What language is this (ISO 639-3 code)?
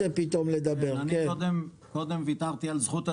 heb